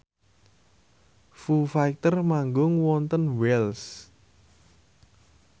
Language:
Javanese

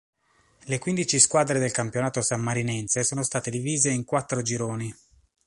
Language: Italian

